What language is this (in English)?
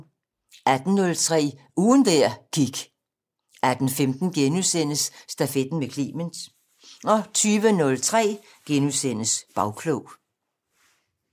Danish